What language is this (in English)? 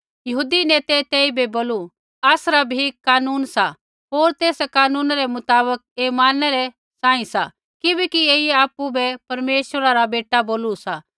Kullu Pahari